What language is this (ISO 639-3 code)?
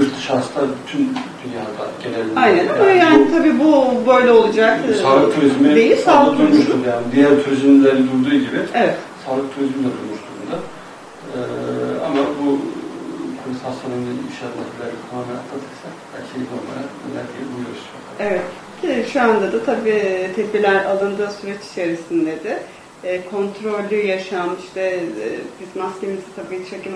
tur